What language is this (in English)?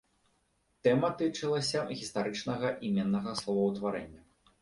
Belarusian